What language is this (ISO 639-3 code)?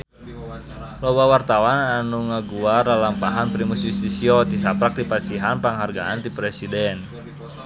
sun